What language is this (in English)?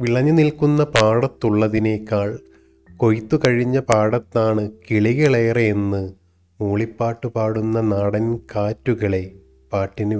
Malayalam